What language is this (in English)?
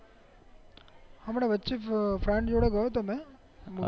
Gujarati